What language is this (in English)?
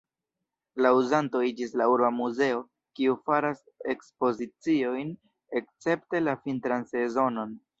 Esperanto